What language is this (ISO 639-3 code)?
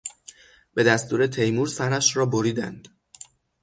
fas